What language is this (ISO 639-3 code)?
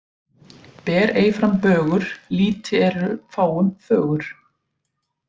isl